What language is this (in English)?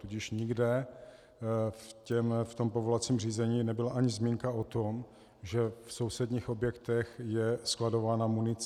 Czech